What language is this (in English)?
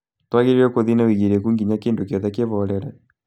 Kikuyu